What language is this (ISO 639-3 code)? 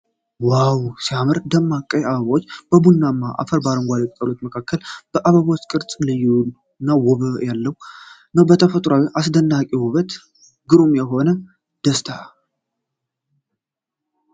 amh